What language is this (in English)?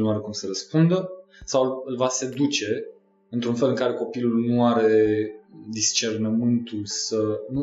Romanian